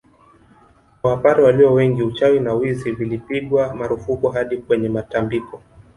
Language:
Swahili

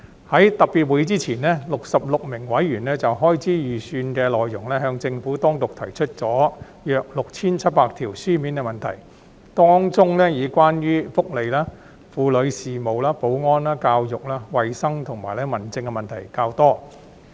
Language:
Cantonese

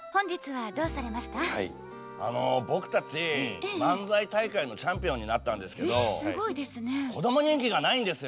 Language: Japanese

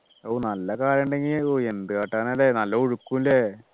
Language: Malayalam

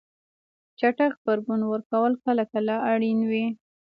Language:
Pashto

